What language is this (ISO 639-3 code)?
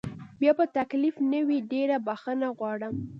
pus